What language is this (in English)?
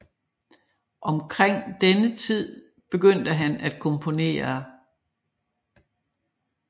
Danish